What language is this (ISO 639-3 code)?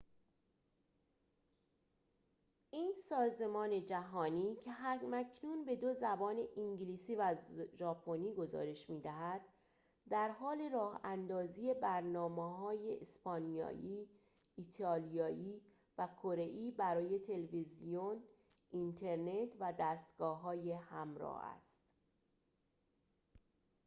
fas